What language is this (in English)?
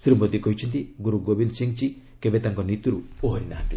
Odia